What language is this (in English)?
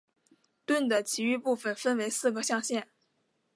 Chinese